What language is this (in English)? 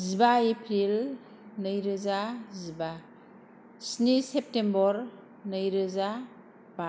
Bodo